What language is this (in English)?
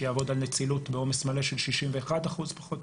Hebrew